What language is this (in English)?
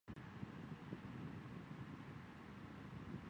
Chinese